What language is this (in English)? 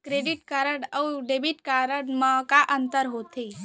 Chhattisgarhi